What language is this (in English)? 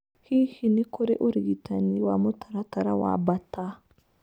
Kikuyu